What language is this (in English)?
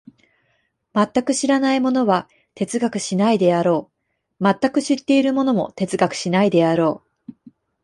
Japanese